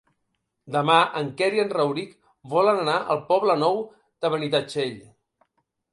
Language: Catalan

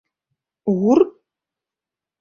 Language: Mari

